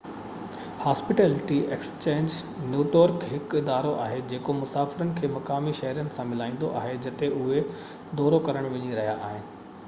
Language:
Sindhi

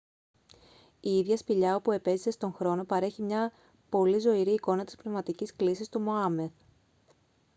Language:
Greek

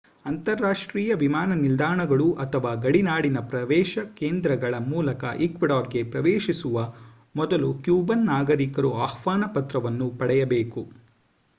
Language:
Kannada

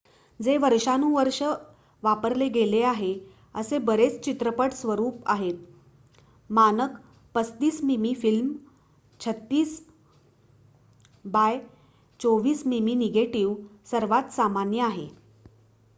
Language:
Marathi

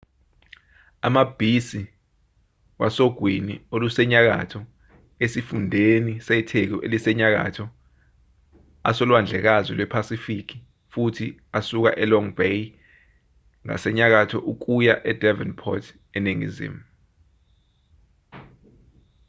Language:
Zulu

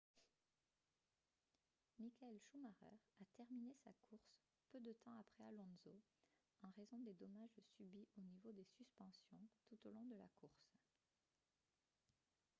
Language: French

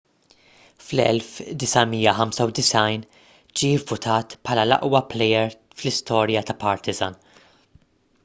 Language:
Maltese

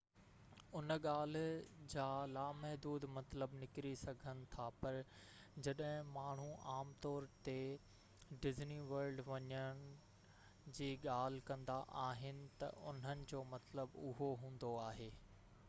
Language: Sindhi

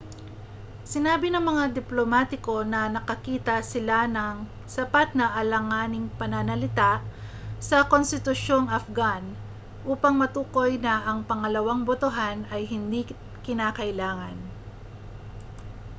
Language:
Filipino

